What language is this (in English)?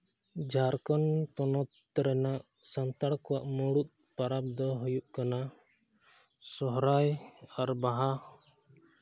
Santali